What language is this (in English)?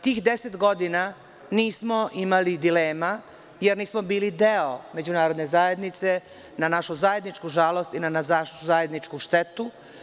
Serbian